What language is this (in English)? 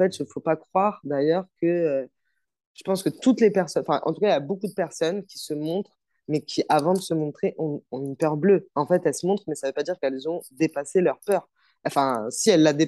French